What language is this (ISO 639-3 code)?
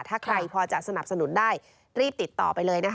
tha